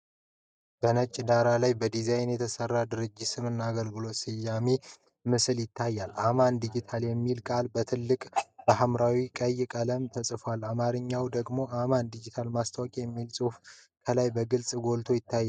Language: Amharic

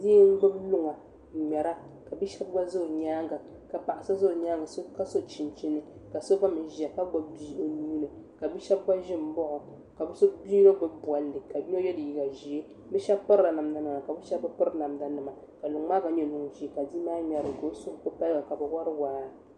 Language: Dagbani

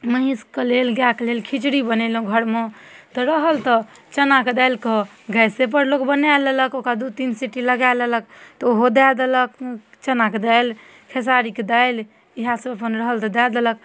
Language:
Maithili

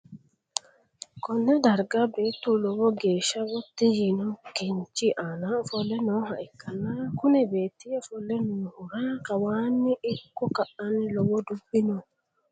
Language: Sidamo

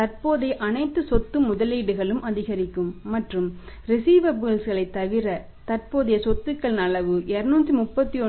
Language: Tamil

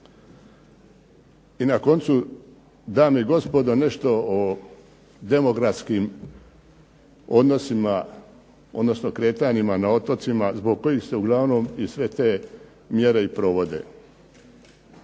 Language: Croatian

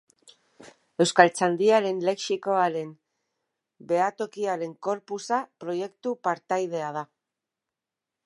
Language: Basque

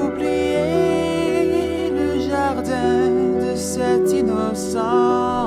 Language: French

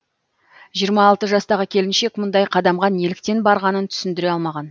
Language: Kazakh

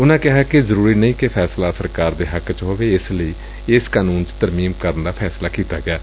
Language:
Punjabi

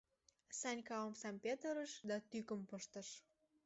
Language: Mari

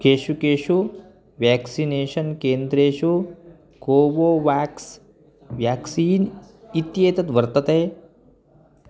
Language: Sanskrit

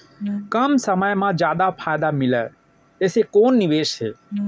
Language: Chhattisgarhi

